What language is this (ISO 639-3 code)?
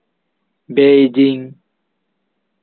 sat